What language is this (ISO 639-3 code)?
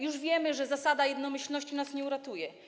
pol